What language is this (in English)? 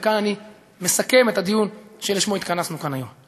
Hebrew